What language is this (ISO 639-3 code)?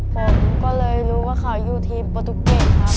tha